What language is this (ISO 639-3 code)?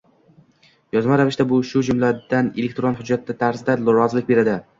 uzb